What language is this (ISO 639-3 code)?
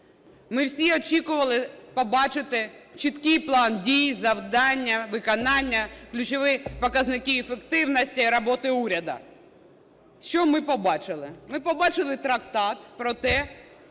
ukr